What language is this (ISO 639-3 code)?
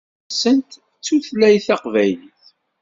kab